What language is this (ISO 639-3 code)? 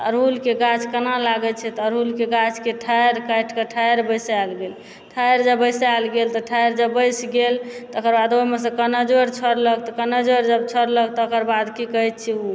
mai